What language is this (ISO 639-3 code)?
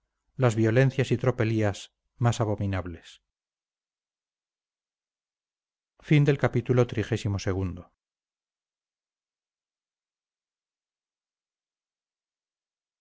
spa